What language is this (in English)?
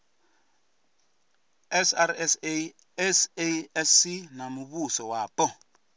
Venda